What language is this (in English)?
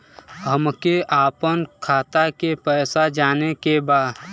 Bhojpuri